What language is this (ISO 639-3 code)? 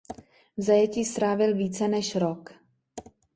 ces